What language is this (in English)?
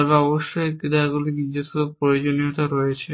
Bangla